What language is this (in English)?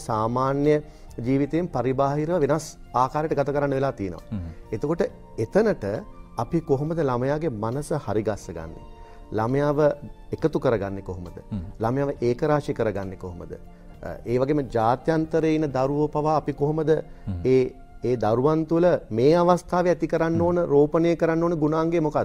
Indonesian